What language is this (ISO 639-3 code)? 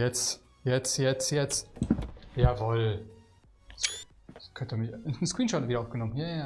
deu